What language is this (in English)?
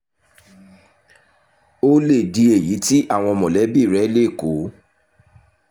Yoruba